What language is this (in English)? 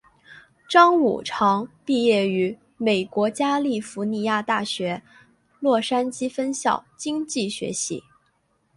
Chinese